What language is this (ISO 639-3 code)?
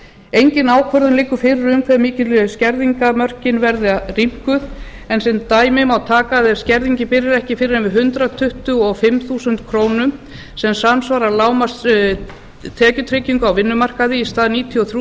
isl